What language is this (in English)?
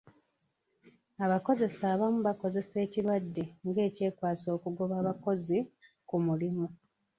Ganda